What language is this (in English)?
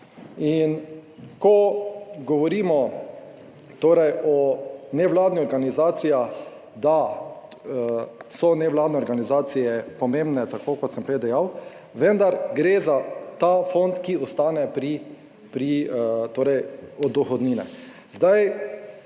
Slovenian